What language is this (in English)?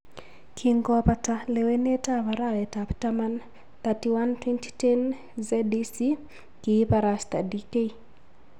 Kalenjin